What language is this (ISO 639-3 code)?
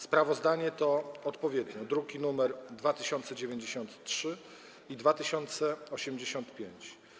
pol